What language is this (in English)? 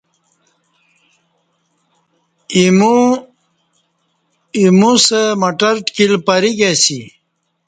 Kati